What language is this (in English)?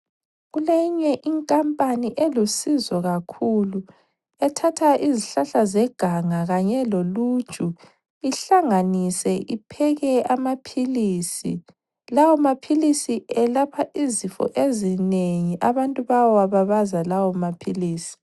North Ndebele